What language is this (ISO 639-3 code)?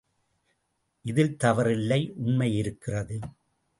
tam